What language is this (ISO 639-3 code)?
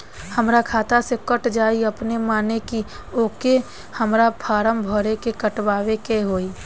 bho